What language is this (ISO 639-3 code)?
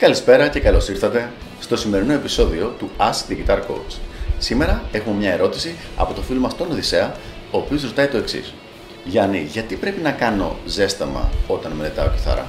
ell